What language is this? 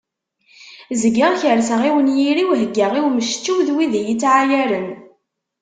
Kabyle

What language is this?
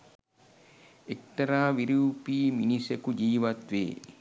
Sinhala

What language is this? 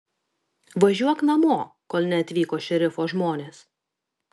Lithuanian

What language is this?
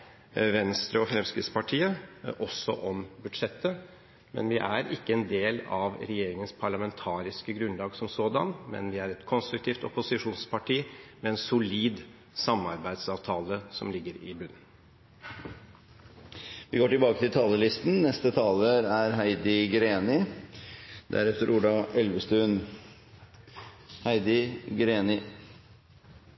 Norwegian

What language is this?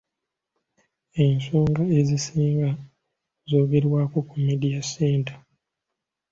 Ganda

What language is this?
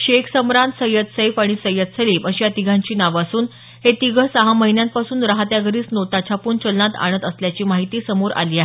Marathi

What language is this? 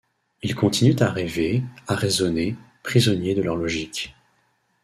French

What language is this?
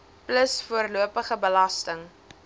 Afrikaans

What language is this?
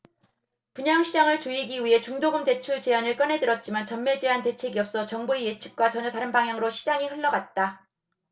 Korean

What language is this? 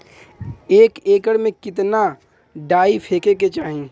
Bhojpuri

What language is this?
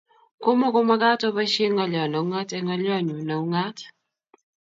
Kalenjin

